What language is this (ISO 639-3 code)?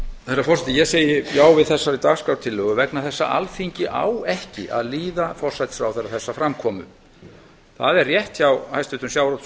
isl